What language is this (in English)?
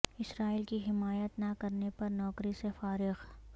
Urdu